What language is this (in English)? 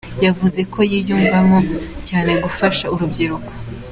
Kinyarwanda